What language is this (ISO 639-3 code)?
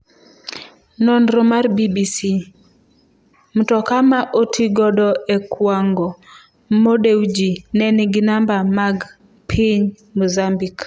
luo